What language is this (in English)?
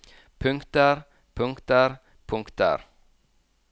Norwegian